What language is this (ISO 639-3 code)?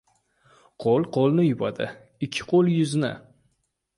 uzb